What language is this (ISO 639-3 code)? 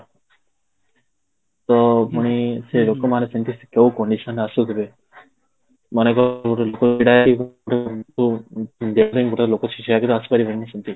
ori